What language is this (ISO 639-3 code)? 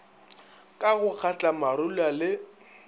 nso